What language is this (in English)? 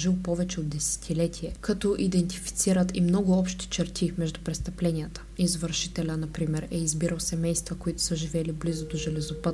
Bulgarian